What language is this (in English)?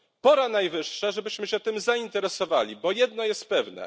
Polish